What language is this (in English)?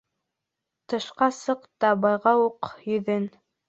Bashkir